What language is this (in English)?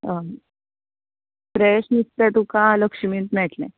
Konkani